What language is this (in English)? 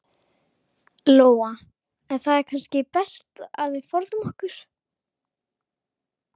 Icelandic